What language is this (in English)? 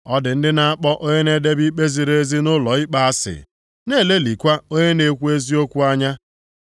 Igbo